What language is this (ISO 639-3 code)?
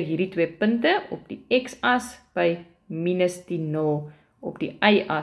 nld